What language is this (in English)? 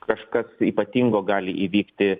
Lithuanian